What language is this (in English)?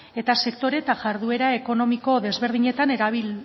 Basque